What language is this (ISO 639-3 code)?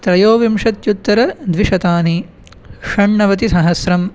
san